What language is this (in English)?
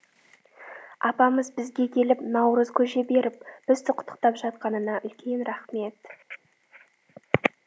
Kazakh